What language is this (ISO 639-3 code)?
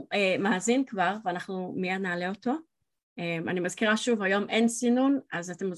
heb